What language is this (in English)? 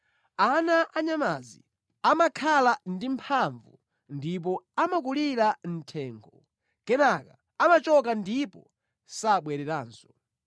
Nyanja